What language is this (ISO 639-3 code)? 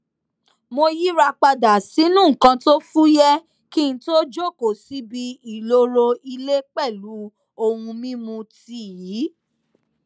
yor